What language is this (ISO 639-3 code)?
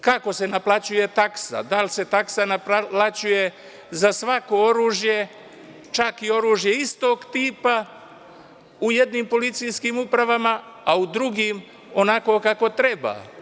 srp